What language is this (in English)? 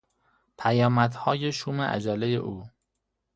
Persian